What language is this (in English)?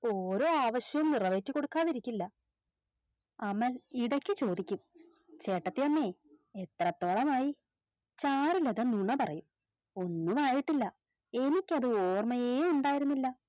Malayalam